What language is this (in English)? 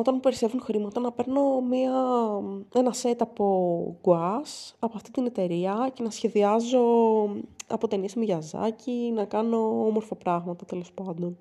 Greek